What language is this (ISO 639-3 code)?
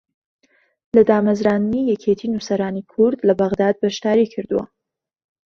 ckb